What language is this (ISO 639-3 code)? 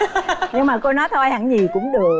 vie